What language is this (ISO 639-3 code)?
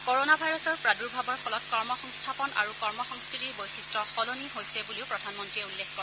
asm